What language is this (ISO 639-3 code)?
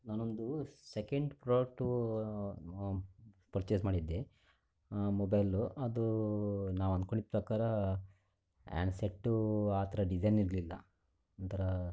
kan